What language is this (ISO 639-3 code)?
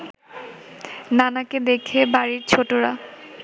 ben